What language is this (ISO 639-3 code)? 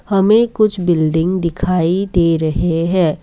hin